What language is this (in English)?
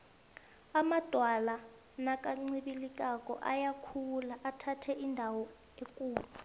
South Ndebele